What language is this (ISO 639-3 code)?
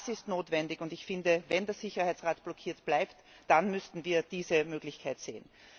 deu